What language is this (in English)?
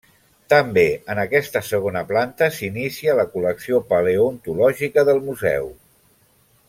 Catalan